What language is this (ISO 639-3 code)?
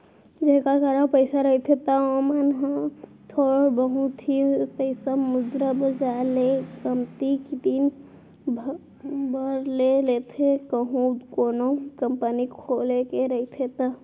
hne